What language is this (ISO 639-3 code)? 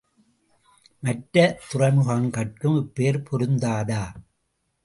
tam